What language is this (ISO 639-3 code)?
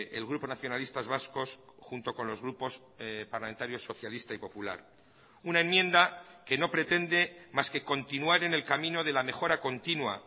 spa